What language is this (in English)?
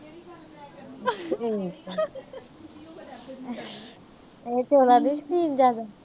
Punjabi